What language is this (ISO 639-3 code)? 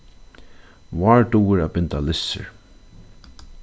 fao